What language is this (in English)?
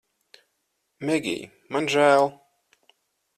Latvian